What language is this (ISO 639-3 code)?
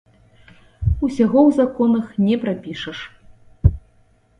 bel